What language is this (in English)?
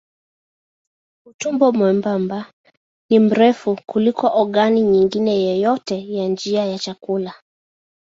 Swahili